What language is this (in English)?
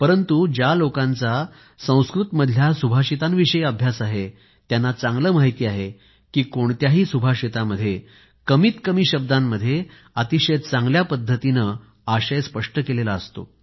Marathi